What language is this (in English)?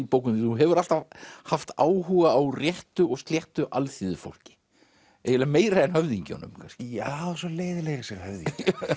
Icelandic